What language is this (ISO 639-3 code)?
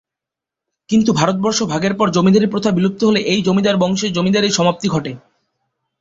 ben